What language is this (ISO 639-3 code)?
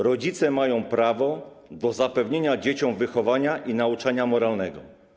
pol